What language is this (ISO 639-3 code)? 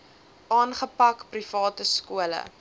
afr